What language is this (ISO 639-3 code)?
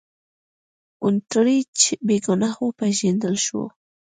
pus